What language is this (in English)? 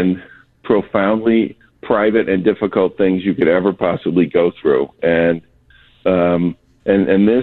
English